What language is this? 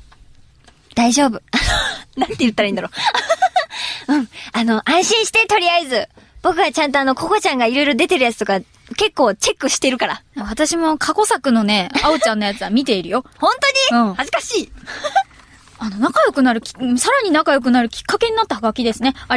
Japanese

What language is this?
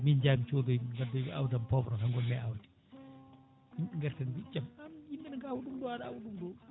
Fula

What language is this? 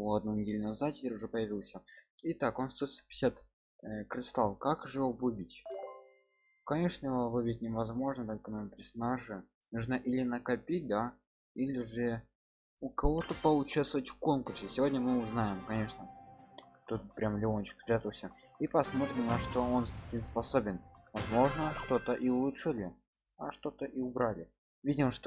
Russian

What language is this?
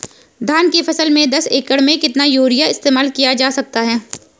Hindi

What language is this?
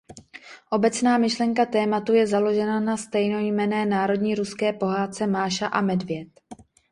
Czech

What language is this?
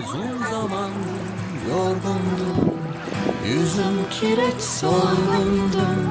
Turkish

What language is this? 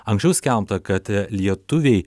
Lithuanian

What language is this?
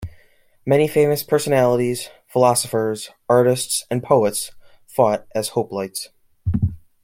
English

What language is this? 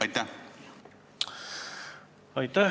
Estonian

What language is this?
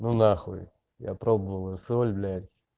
Russian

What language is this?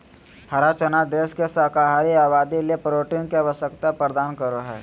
Magahi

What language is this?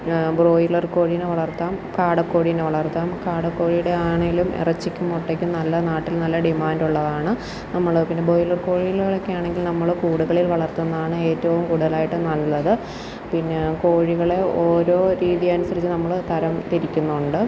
Malayalam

